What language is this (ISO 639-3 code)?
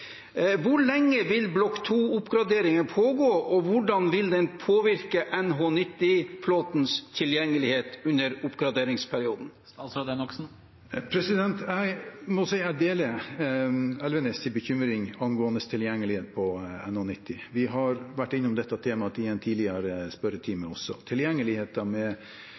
nob